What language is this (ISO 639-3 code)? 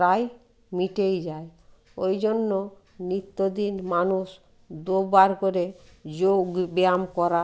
ben